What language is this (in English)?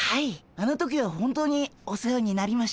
Japanese